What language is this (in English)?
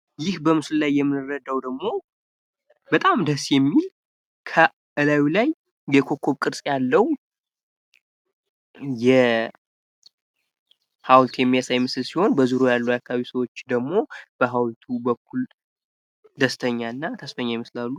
Amharic